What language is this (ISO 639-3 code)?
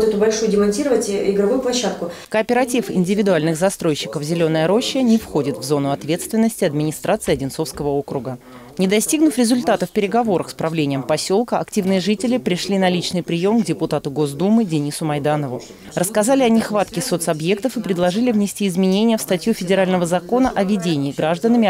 rus